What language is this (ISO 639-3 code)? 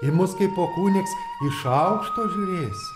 lit